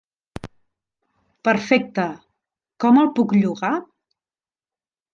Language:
Catalan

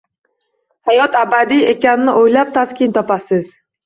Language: Uzbek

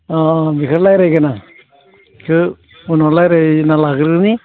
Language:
Bodo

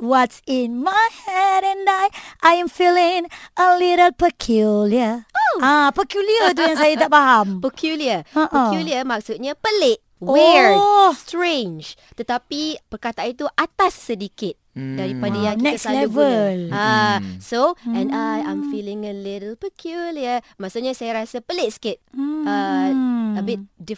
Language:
Malay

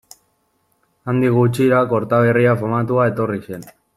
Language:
Basque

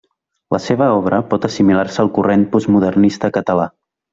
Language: Catalan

